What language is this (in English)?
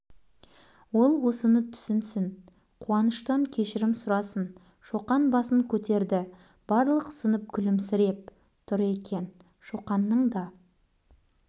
Kazakh